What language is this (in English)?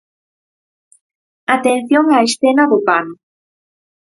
Galician